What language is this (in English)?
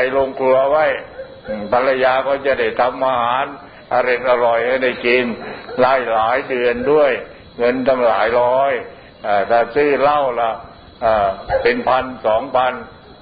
Thai